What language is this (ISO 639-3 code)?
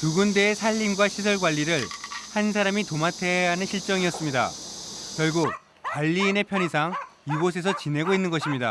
kor